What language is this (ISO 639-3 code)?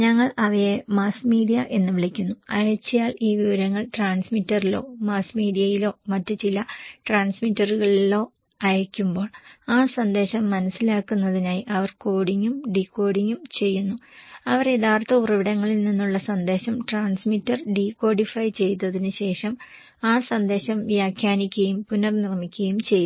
mal